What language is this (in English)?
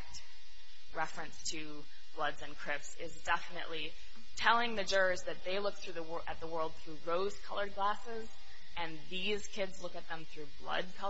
English